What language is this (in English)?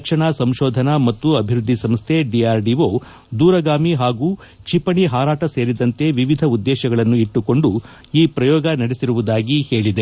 Kannada